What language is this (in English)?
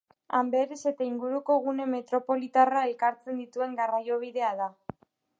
Basque